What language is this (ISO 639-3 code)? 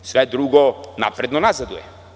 srp